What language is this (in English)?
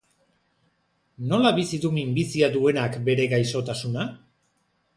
Basque